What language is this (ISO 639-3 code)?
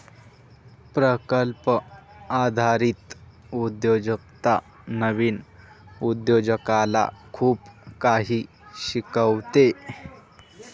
mar